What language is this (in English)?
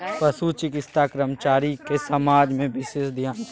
Maithili